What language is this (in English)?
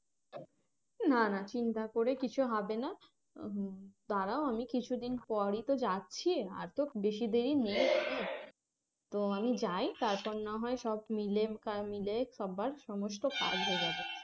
Bangla